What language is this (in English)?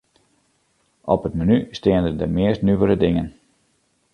Western Frisian